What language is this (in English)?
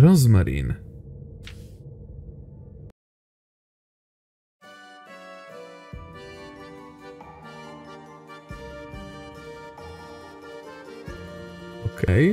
Polish